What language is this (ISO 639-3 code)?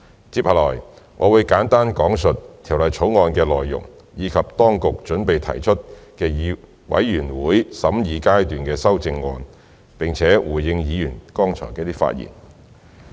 yue